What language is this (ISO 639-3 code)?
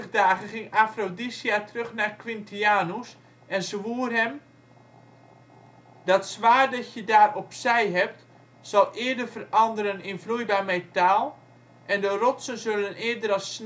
nld